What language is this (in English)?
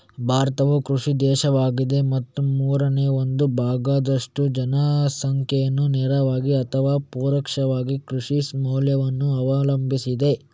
Kannada